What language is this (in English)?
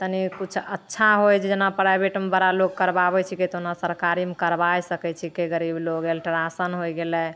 Maithili